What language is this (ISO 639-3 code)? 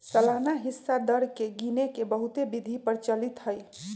mag